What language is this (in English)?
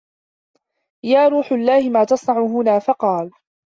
Arabic